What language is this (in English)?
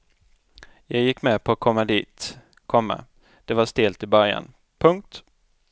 Swedish